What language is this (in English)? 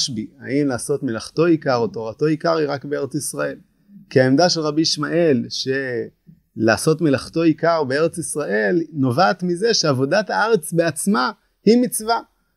Hebrew